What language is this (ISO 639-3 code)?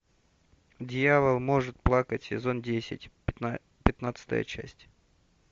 rus